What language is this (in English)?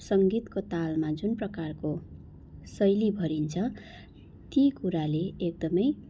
Nepali